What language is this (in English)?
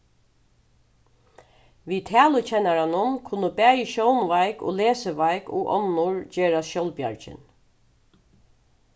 Faroese